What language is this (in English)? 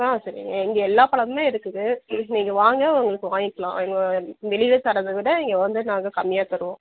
Tamil